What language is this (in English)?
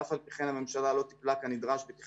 Hebrew